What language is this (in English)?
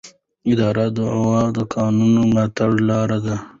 Pashto